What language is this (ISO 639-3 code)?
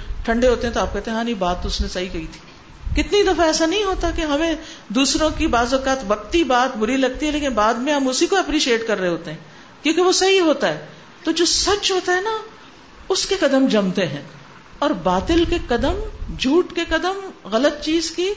urd